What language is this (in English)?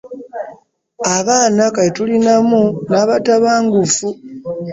Ganda